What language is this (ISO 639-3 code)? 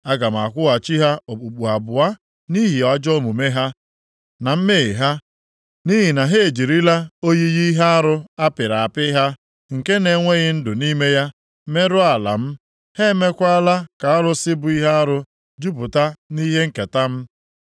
ibo